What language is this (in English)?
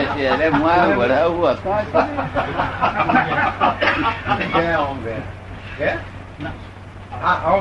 Gujarati